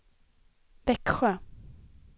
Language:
Swedish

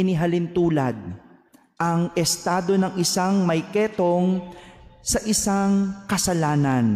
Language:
Filipino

